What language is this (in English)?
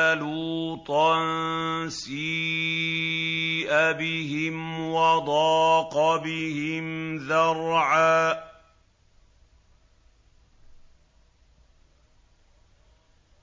Arabic